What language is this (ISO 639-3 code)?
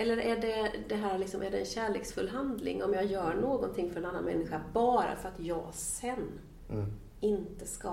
swe